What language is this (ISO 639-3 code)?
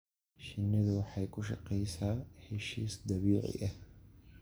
som